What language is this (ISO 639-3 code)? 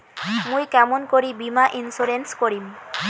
ben